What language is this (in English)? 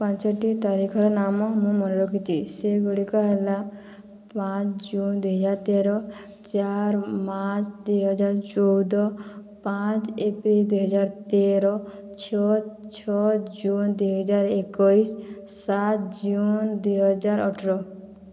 Odia